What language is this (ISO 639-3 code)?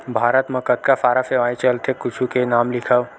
hne